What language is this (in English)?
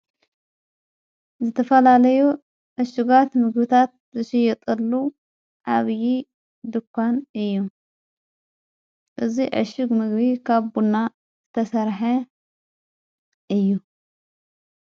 Tigrinya